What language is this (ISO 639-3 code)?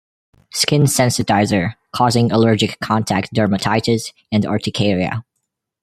eng